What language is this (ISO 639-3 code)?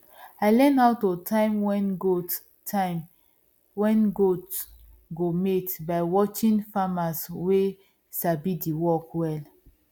pcm